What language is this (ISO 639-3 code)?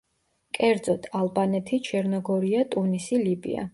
kat